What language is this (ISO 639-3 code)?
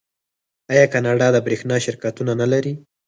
pus